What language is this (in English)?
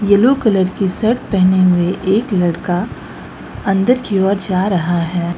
Hindi